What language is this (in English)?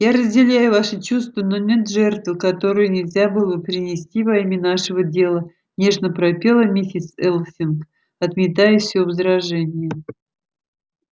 Russian